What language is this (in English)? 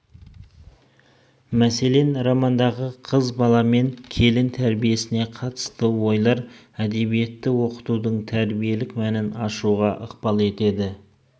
Kazakh